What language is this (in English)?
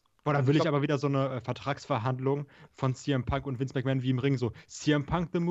German